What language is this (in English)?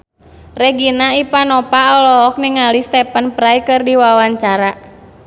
Sundanese